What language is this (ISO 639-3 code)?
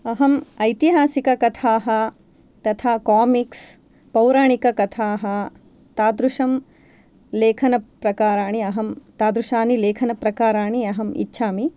san